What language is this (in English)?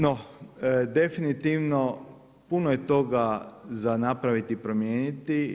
Croatian